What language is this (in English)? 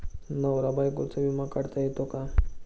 Marathi